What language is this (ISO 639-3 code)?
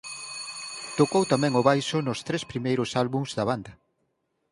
glg